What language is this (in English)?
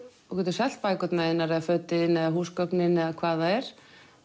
Icelandic